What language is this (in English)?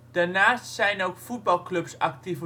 Dutch